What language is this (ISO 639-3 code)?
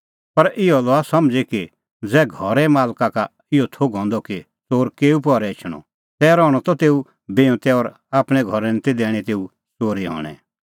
kfx